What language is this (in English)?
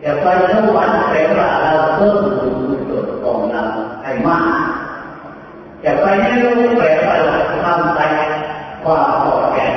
Thai